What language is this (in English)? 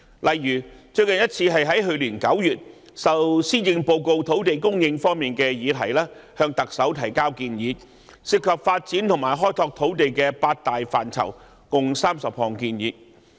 Cantonese